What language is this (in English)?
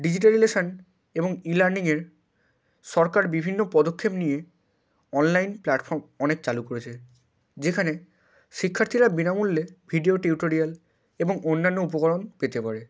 Bangla